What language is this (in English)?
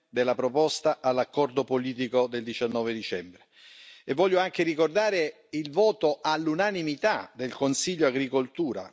Italian